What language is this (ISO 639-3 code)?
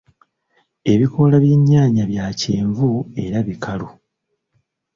lug